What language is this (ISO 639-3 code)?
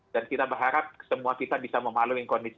ind